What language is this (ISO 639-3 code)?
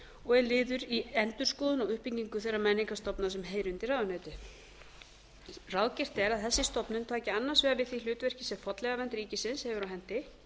isl